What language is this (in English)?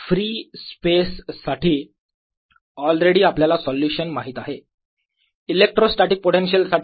Marathi